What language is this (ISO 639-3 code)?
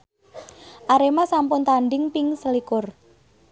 jav